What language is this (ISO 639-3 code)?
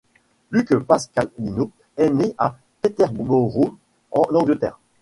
fra